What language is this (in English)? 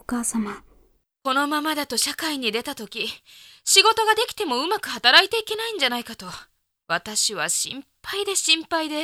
Japanese